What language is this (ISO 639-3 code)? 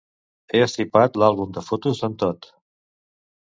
cat